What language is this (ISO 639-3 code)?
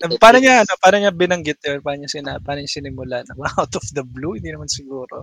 fil